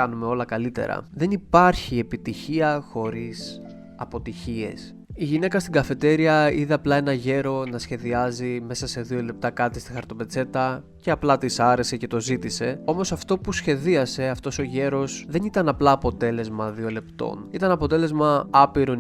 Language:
Greek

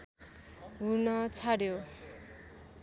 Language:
Nepali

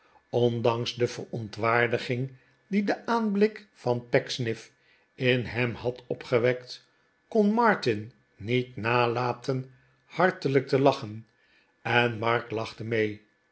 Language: Dutch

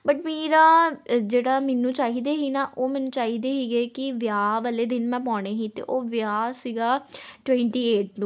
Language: Punjabi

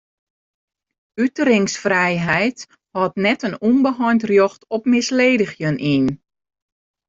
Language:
Western Frisian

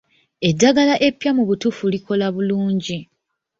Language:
Ganda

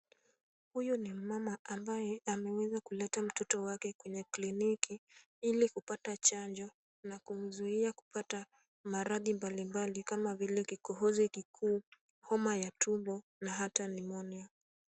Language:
Swahili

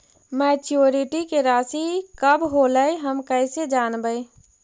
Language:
Magahi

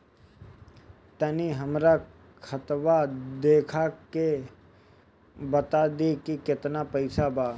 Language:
Bhojpuri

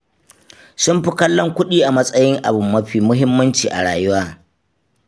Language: Hausa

